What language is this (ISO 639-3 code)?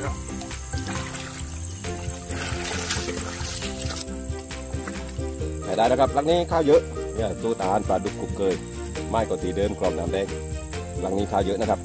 tha